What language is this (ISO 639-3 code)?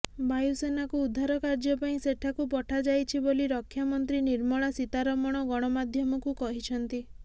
ori